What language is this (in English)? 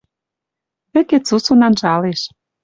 Western Mari